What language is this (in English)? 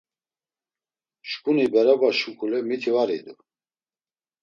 Laz